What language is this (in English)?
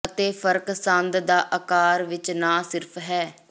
Punjabi